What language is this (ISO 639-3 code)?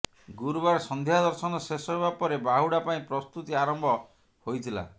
ori